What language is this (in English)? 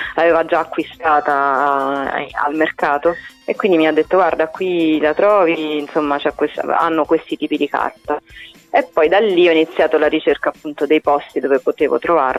Italian